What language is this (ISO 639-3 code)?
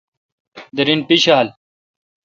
xka